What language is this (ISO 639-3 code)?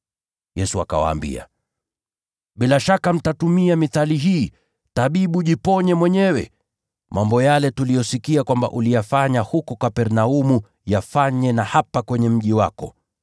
swa